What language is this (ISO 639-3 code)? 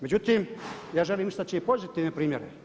hrv